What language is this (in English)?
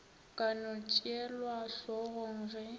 Northern Sotho